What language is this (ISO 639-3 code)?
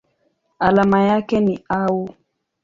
swa